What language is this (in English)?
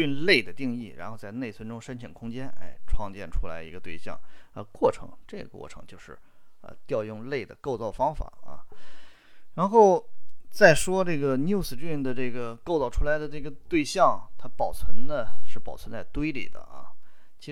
Chinese